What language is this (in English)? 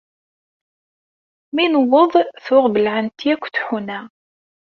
Kabyle